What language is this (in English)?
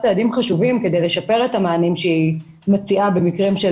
Hebrew